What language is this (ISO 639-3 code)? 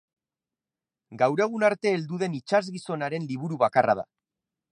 eus